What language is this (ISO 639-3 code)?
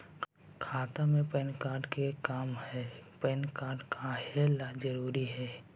mag